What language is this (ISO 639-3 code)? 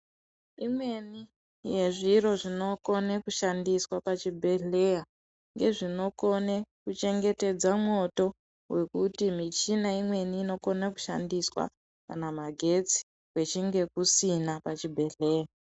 ndc